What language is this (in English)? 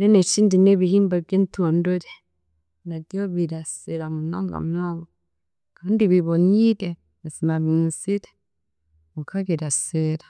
Chiga